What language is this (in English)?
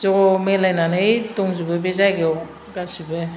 Bodo